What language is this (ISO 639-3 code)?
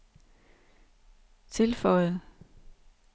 dan